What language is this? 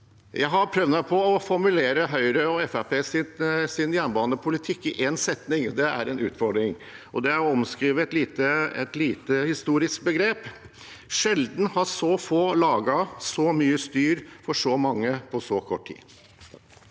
Norwegian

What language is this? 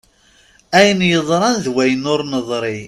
Kabyle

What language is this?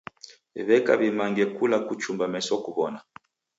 Taita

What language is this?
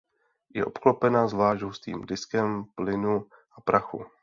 Czech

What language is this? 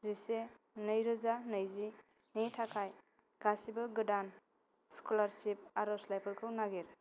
Bodo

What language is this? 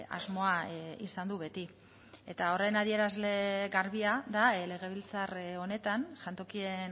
Basque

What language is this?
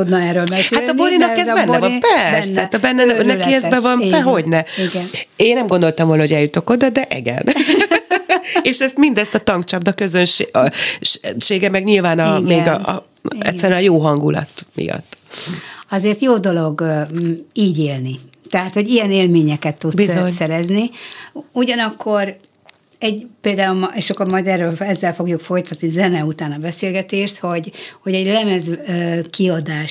Hungarian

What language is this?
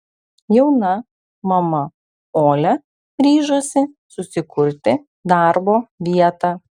Lithuanian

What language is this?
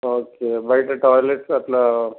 Telugu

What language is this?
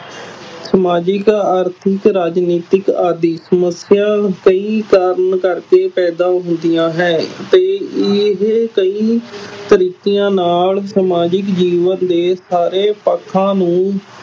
Punjabi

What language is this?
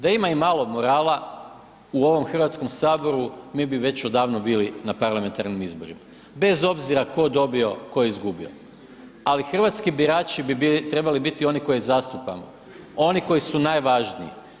Croatian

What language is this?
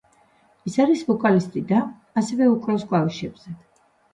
Georgian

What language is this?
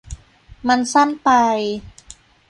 Thai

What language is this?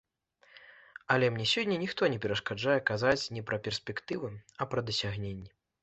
Belarusian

